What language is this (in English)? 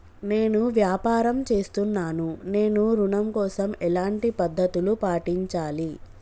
Telugu